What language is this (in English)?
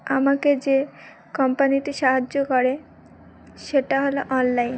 Bangla